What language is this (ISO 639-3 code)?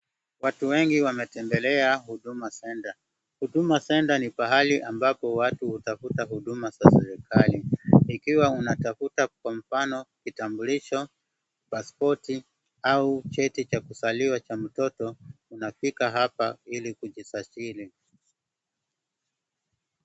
swa